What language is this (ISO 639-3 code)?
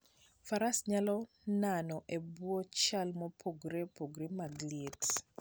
luo